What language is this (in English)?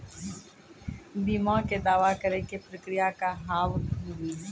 Maithili